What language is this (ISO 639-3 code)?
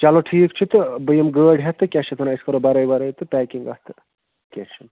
kas